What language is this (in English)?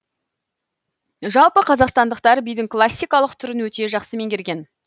Kazakh